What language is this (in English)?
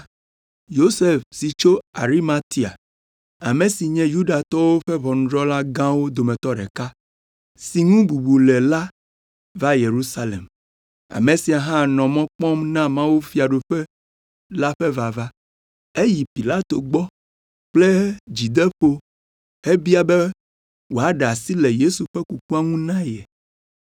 Ewe